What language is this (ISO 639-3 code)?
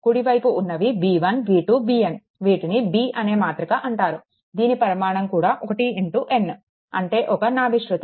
tel